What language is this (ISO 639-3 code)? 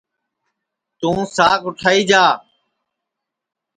ssi